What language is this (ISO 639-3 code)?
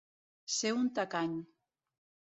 cat